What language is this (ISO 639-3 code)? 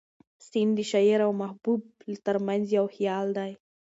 pus